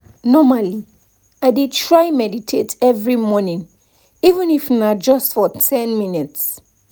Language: Nigerian Pidgin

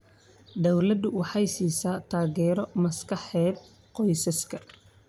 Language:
Somali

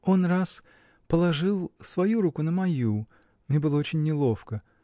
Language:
Russian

